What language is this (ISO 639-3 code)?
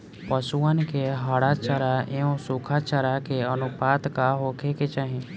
bho